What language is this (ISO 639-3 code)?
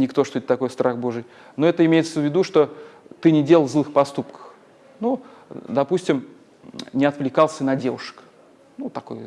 rus